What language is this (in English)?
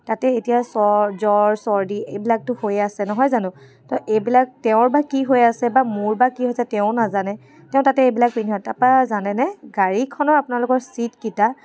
Assamese